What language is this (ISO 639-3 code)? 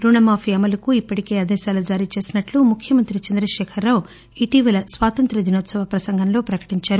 tel